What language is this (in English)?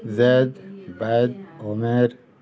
Urdu